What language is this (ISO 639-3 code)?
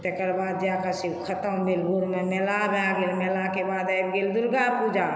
mai